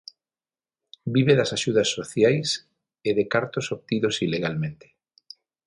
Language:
Galician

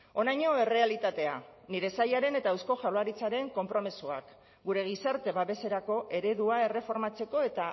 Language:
Basque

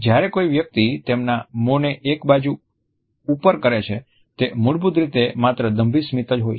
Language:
Gujarati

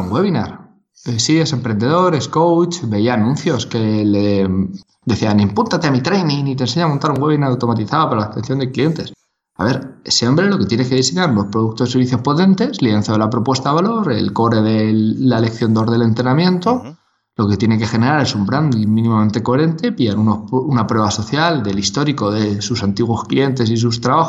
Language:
Spanish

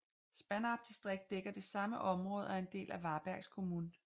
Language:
Danish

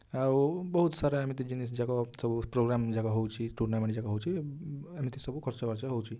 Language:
Odia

